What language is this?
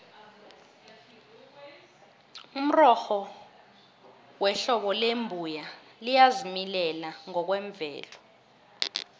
South Ndebele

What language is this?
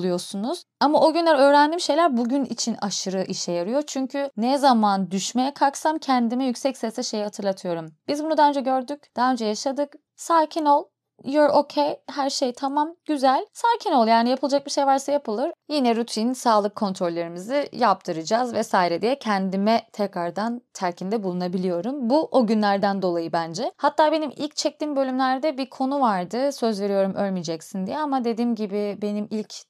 Turkish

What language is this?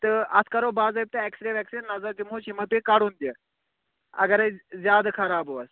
Kashmiri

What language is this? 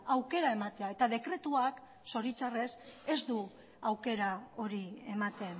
Basque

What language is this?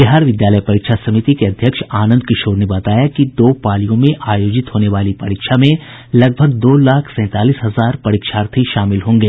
Hindi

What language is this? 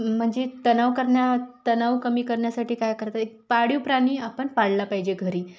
Marathi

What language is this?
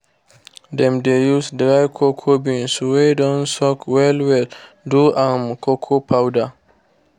Nigerian Pidgin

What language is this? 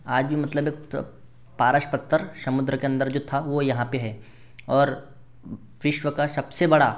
Hindi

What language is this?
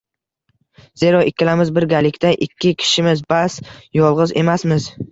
Uzbek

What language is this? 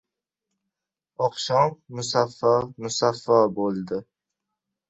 Uzbek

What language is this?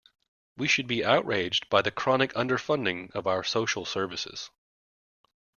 English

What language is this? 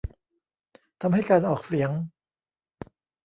Thai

